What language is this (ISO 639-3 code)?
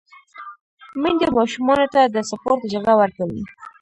pus